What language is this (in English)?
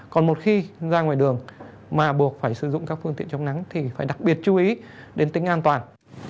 Vietnamese